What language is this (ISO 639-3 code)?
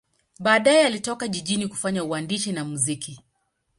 swa